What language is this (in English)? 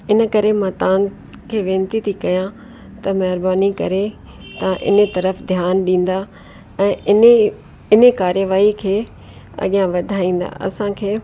Sindhi